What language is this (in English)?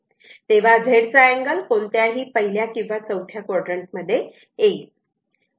Marathi